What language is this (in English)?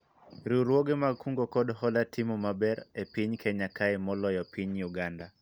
Luo (Kenya and Tanzania)